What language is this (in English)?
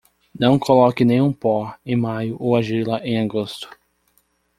Portuguese